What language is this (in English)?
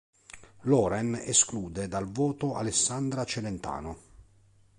Italian